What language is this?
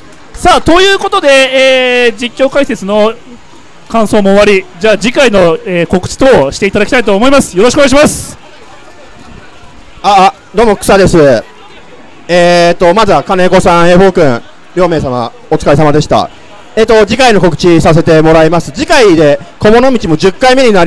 Japanese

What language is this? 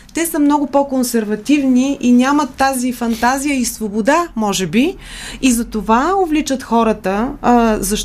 Bulgarian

